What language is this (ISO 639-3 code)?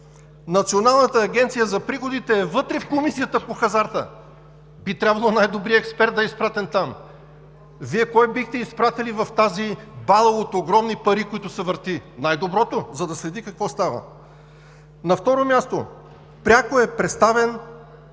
bul